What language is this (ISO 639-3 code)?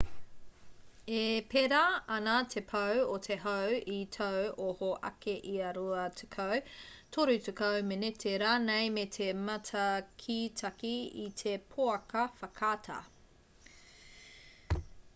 mri